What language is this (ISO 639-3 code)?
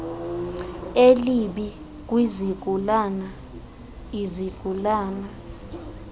xho